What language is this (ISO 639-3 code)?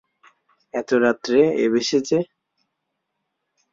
ben